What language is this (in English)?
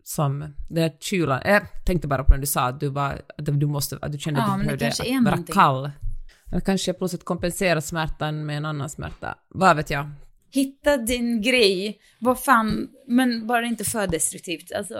Swedish